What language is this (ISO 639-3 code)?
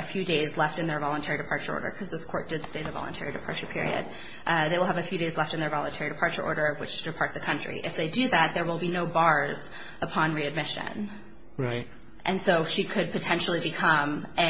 eng